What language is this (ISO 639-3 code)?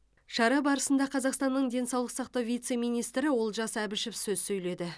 kaz